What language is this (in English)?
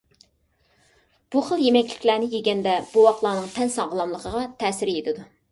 Uyghur